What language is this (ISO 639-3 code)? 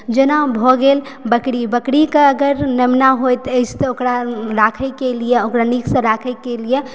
mai